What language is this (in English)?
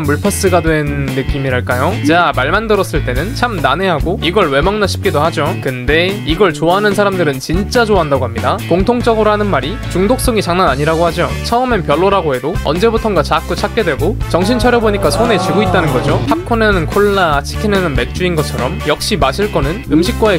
Korean